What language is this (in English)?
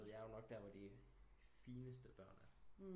Danish